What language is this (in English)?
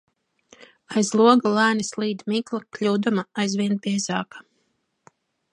Latvian